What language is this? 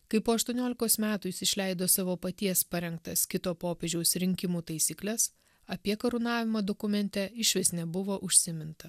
Lithuanian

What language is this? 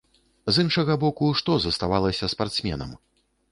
Belarusian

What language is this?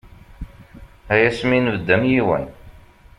Kabyle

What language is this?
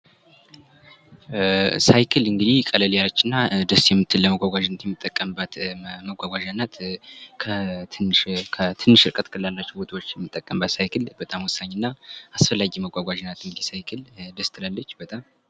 Amharic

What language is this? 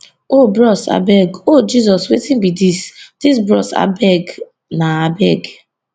Nigerian Pidgin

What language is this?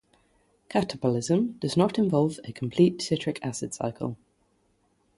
English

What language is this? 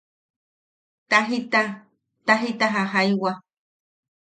Yaqui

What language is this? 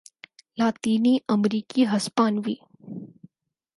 Urdu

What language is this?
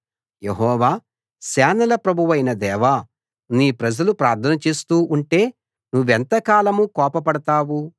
Telugu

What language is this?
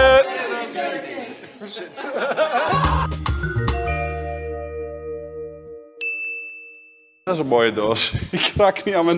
Dutch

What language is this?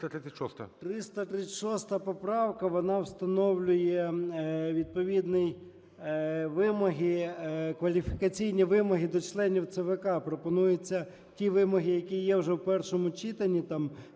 Ukrainian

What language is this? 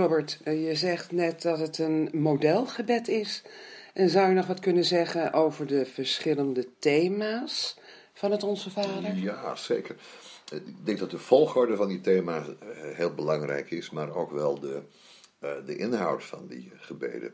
Dutch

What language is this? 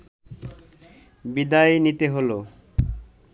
Bangla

